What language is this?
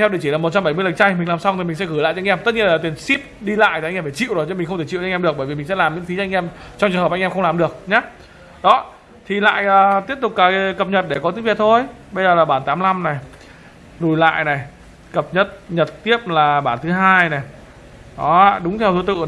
Vietnamese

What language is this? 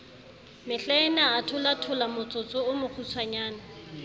Southern Sotho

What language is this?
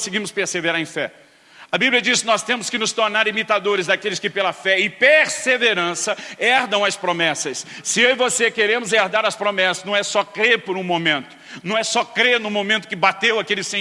Portuguese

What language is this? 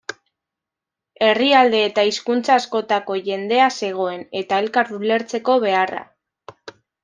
Basque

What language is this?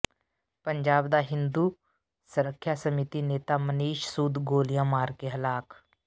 Punjabi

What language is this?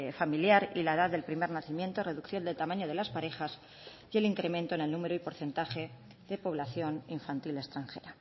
Spanish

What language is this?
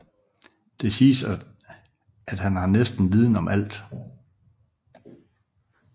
Danish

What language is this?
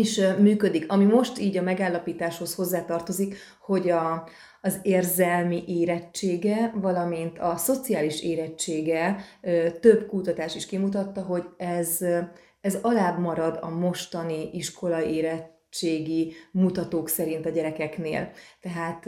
Hungarian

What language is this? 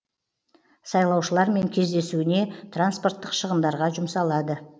Kazakh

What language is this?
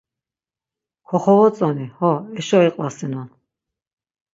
Laz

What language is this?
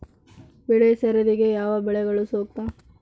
Kannada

